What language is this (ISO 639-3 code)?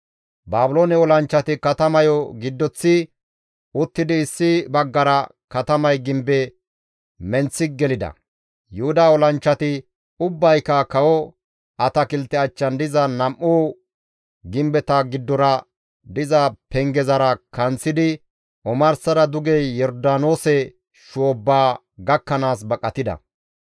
gmv